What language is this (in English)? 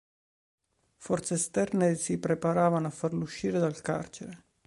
Italian